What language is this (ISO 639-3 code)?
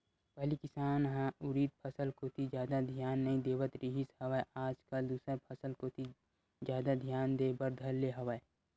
hne